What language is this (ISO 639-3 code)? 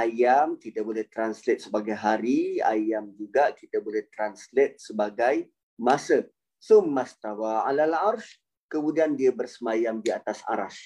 msa